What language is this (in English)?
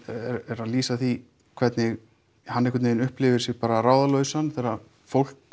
Icelandic